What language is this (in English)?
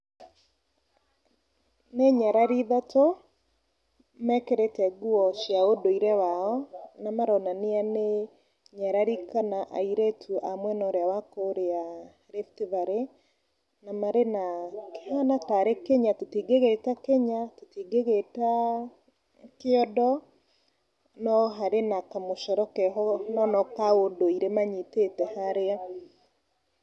Kikuyu